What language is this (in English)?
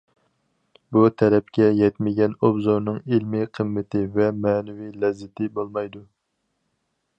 Uyghur